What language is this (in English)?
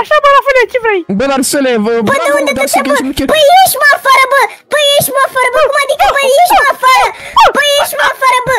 Romanian